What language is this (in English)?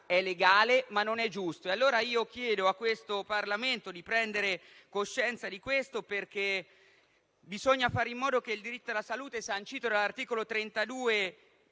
Italian